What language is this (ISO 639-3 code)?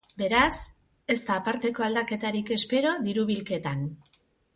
eus